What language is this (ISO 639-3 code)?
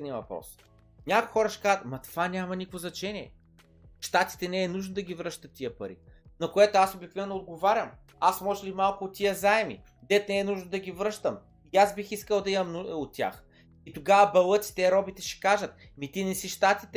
bul